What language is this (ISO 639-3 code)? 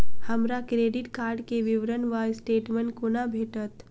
mai